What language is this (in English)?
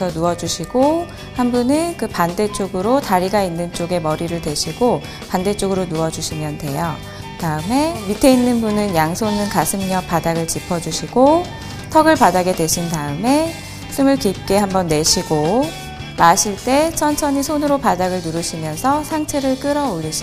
Korean